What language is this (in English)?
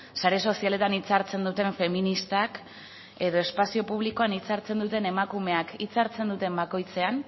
Basque